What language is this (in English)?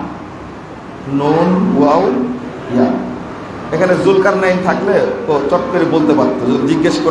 Indonesian